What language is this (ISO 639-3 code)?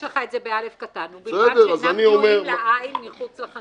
heb